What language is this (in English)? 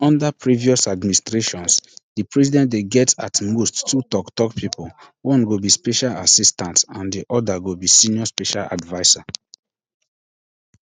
Nigerian Pidgin